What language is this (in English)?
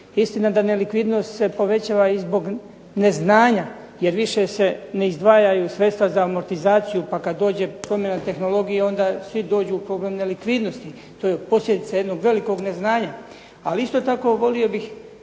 Croatian